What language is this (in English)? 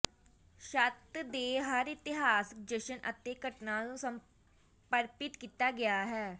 Punjabi